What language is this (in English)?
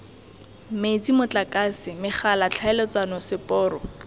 Tswana